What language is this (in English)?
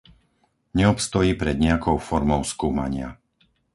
Slovak